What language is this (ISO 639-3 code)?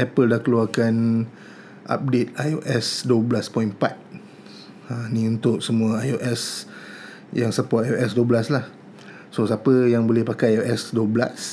msa